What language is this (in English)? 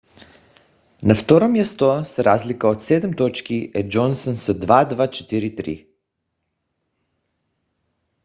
Bulgarian